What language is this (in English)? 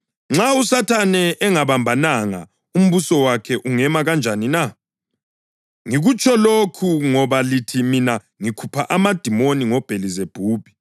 North Ndebele